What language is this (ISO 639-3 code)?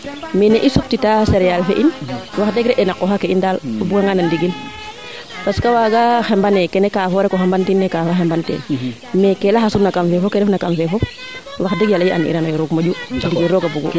srr